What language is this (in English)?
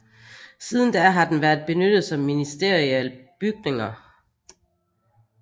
Danish